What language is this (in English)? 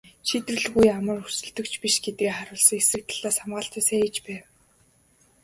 Mongolian